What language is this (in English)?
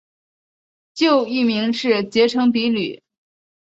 Chinese